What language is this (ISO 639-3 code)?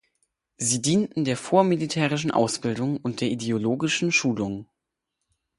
deu